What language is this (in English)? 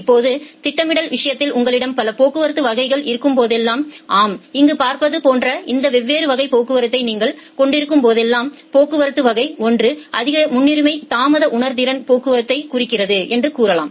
Tamil